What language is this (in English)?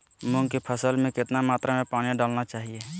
Magahi